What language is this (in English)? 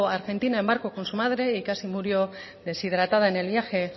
Spanish